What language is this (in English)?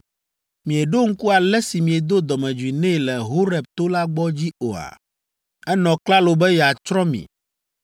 Ewe